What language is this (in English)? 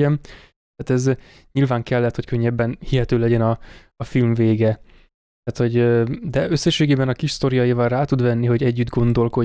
Hungarian